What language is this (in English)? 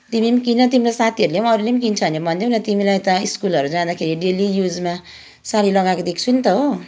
Nepali